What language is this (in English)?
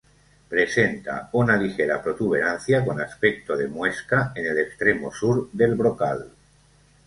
Spanish